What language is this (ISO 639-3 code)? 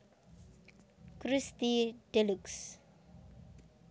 jav